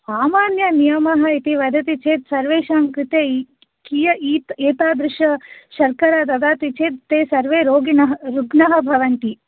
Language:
Sanskrit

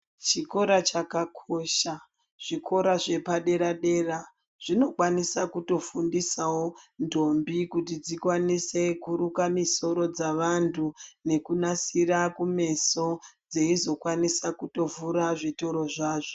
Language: Ndau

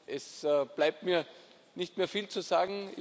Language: German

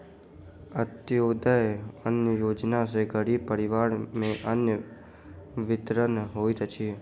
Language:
Maithili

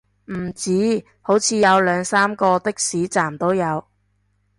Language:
Cantonese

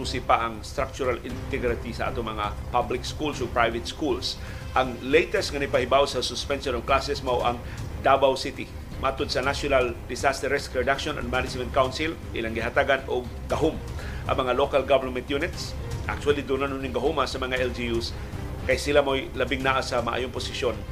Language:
Filipino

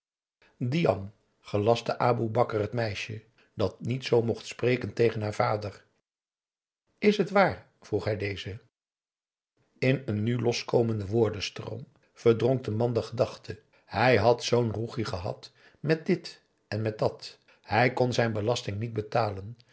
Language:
Dutch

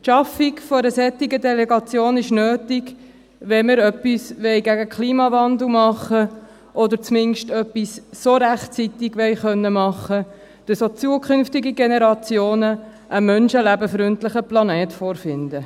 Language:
Swiss German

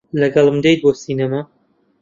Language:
Central Kurdish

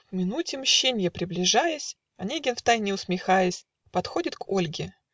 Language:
Russian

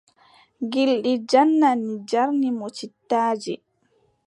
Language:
Adamawa Fulfulde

